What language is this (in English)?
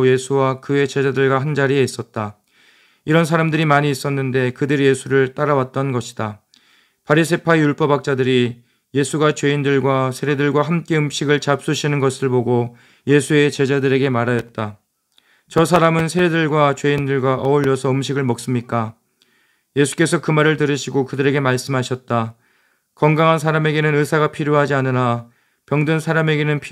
Korean